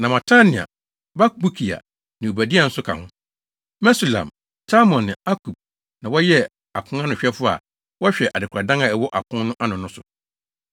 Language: Akan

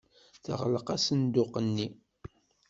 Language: Kabyle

